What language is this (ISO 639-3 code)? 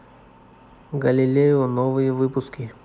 rus